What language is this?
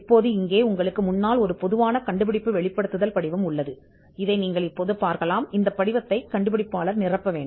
Tamil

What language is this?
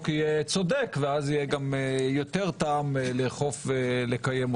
Hebrew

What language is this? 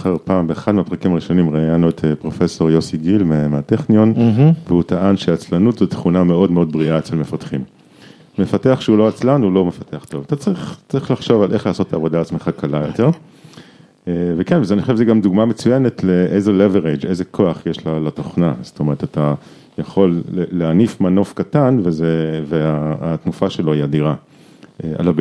Hebrew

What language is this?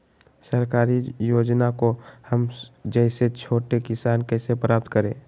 Magahi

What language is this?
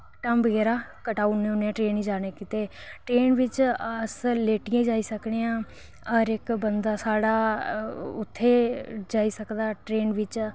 Dogri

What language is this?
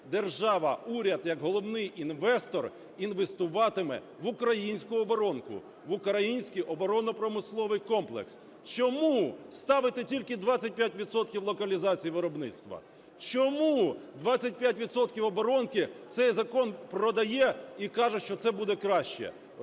Ukrainian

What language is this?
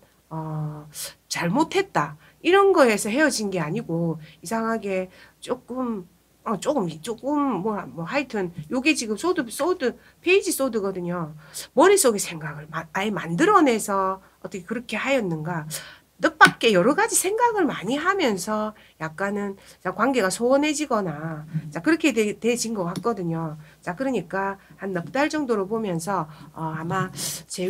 Korean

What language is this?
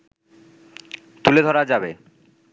Bangla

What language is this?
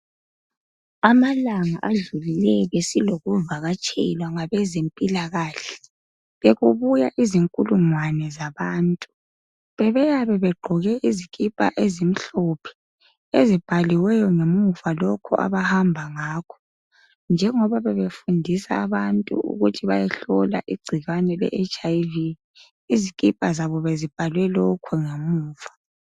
North Ndebele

